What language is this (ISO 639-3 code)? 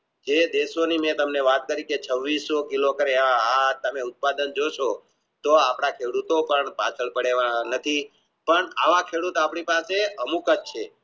guj